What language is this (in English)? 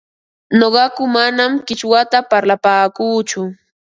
Ambo-Pasco Quechua